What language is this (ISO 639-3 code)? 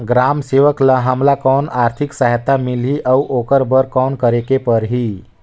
hne